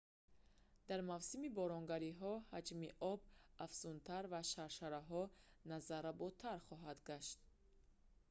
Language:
Tajik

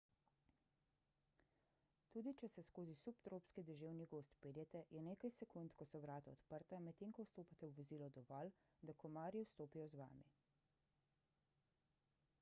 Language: Slovenian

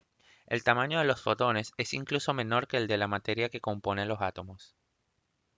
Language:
Spanish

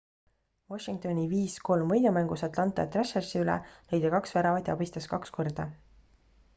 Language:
Estonian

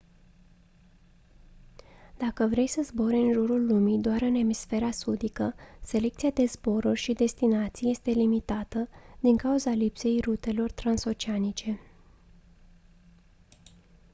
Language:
Romanian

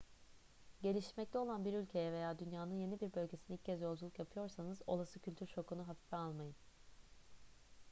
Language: Turkish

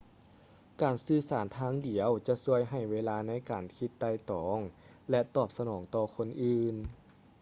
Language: Lao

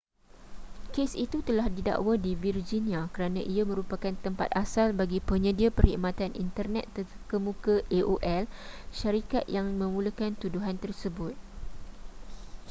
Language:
Malay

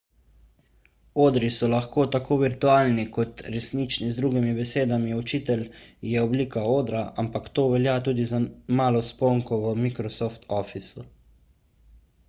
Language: Slovenian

